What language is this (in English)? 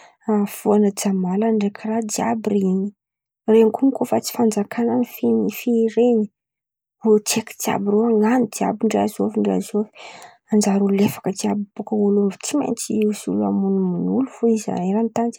Antankarana Malagasy